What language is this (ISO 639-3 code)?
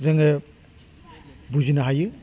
brx